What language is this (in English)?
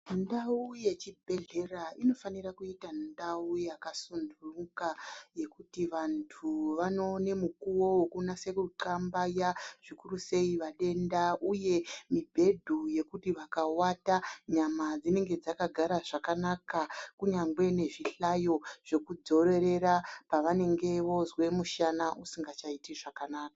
Ndau